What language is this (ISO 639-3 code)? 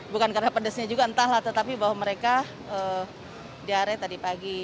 ind